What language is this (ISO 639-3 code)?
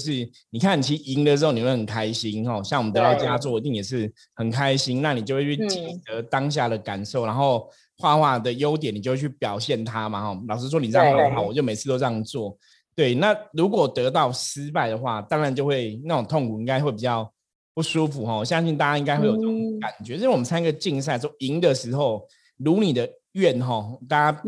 zho